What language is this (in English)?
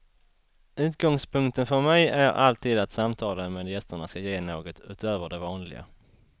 Swedish